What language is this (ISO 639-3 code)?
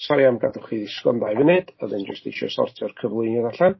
cym